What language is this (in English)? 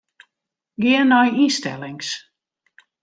Western Frisian